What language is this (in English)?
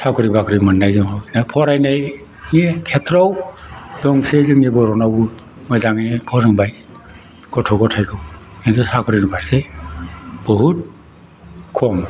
Bodo